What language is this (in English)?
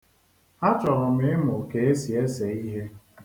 Igbo